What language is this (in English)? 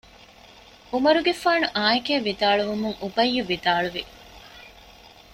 Divehi